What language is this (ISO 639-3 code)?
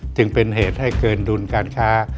tha